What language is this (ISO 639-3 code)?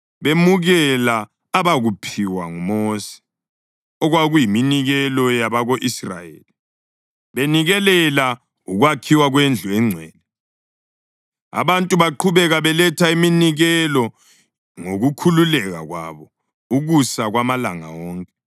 nde